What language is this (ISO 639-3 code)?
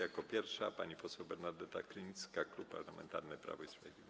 pol